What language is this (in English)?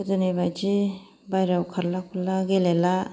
Bodo